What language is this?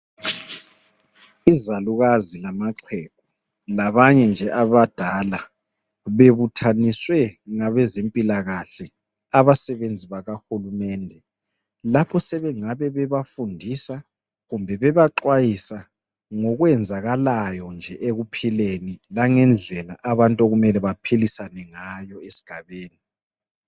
North Ndebele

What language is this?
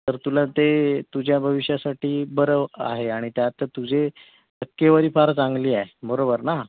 Marathi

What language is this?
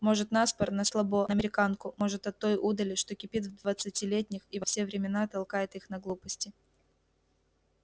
Russian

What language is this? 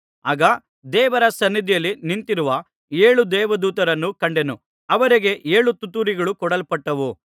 Kannada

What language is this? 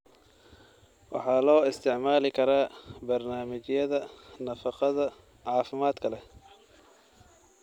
Somali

